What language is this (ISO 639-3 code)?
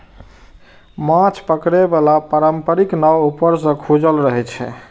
mai